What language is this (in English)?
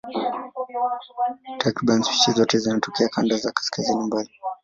Swahili